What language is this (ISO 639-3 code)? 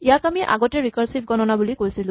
asm